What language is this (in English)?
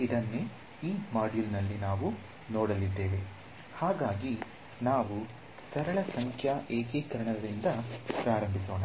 Kannada